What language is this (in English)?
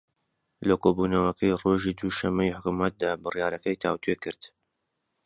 Central Kurdish